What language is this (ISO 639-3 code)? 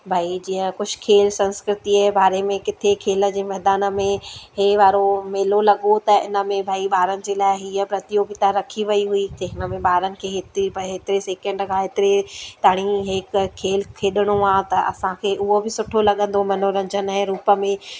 snd